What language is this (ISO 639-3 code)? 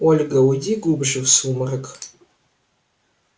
rus